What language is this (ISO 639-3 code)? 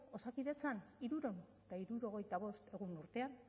eus